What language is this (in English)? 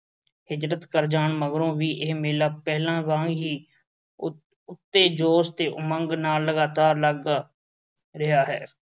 Punjabi